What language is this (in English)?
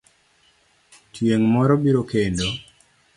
Luo (Kenya and Tanzania)